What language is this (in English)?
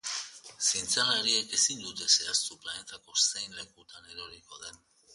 Basque